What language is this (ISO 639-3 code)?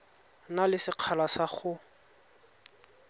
tsn